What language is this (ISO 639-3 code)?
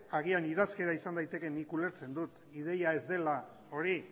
eus